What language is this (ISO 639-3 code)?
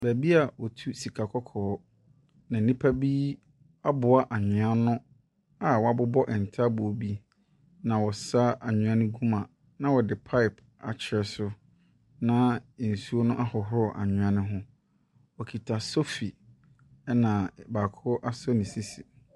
aka